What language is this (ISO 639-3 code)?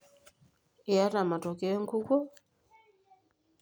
mas